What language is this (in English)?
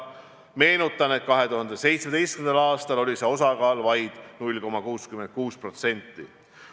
Estonian